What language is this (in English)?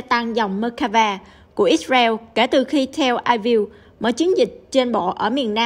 Vietnamese